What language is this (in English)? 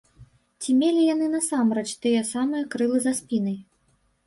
Belarusian